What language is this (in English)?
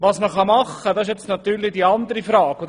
Swiss German